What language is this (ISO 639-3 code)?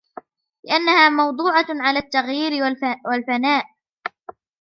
ara